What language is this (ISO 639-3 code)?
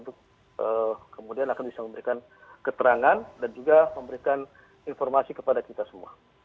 ind